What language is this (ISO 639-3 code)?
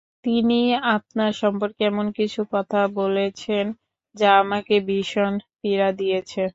ben